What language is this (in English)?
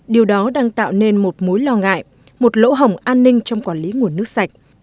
Vietnamese